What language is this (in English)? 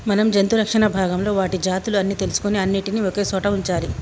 Telugu